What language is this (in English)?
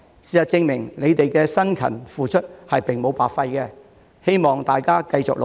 Cantonese